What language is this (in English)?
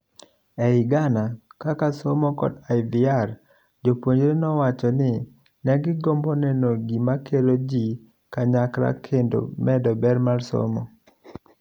Luo (Kenya and Tanzania)